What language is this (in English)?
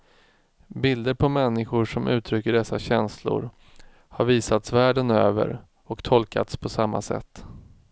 Swedish